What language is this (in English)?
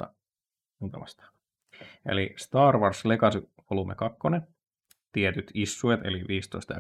Finnish